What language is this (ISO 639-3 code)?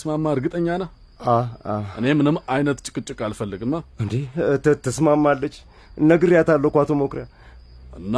amh